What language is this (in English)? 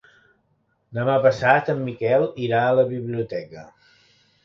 Catalan